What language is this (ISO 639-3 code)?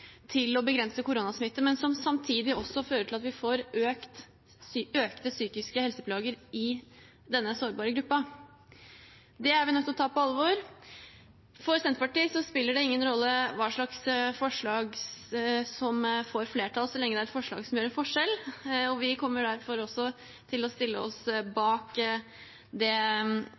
nob